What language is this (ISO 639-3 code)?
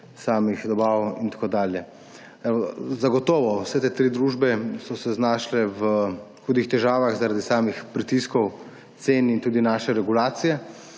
slv